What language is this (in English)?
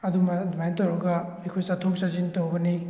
Manipuri